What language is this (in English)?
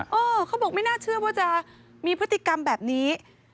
Thai